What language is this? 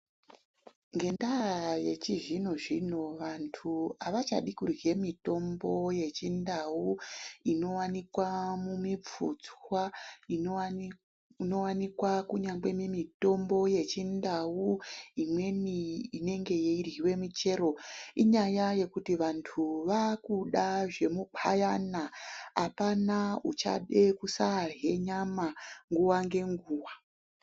Ndau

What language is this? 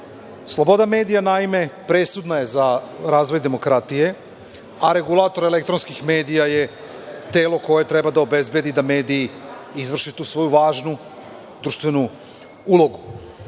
Serbian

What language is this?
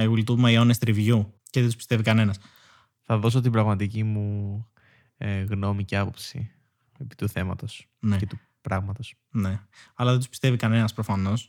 Greek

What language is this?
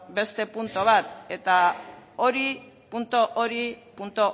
Basque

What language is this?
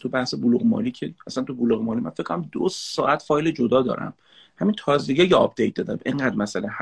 Persian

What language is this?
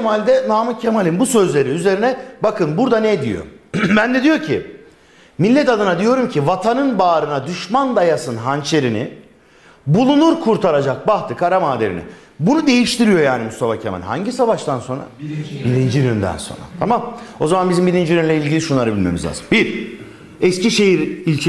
Turkish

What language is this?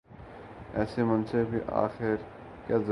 Urdu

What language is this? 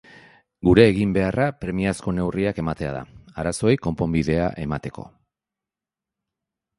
Basque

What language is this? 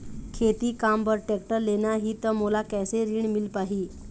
Chhattisgarhi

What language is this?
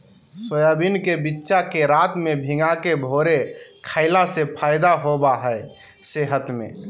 Magahi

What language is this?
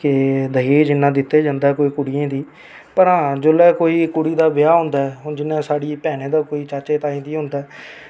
Dogri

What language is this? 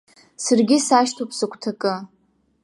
Abkhazian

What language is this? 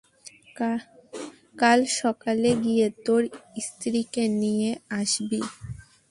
Bangla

